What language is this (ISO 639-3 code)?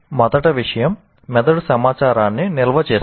tel